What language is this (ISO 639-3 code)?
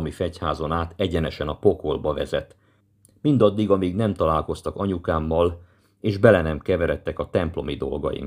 hun